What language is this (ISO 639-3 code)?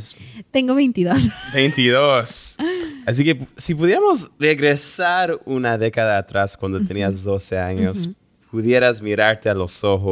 spa